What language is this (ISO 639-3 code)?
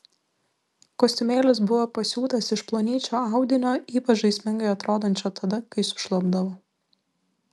lit